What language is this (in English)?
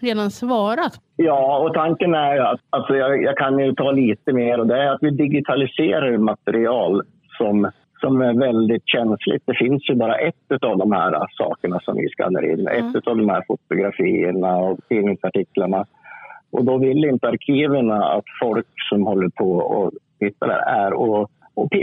Swedish